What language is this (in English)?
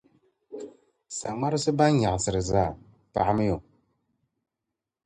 Dagbani